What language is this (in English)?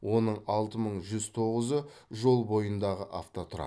Kazakh